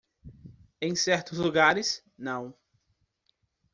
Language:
Portuguese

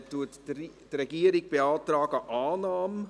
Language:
Swiss German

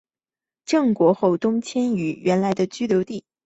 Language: Chinese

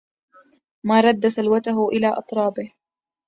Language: Arabic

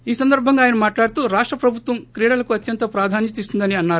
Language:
Telugu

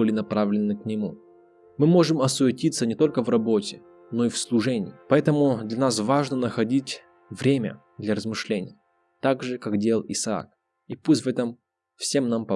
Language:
Russian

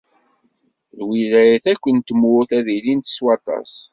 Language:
Kabyle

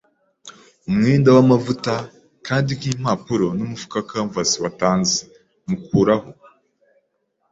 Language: Kinyarwanda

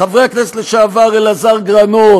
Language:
Hebrew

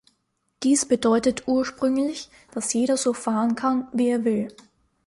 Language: German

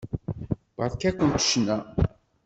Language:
Kabyle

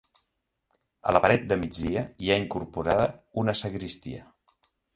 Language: Catalan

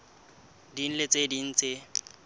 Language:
Southern Sotho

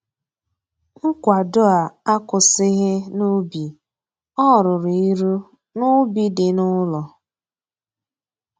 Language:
Igbo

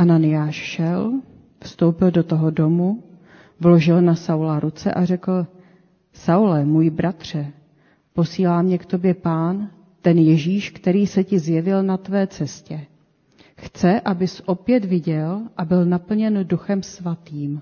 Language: Czech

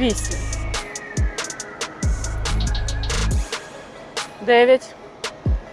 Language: Ukrainian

